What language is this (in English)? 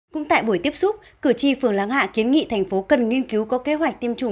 Vietnamese